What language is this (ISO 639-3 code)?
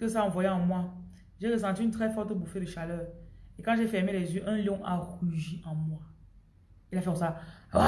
fra